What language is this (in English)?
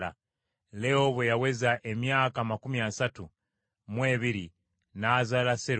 Ganda